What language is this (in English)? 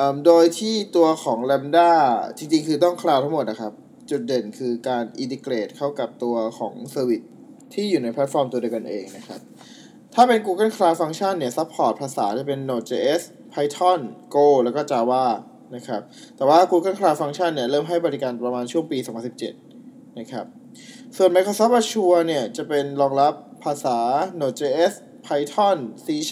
Thai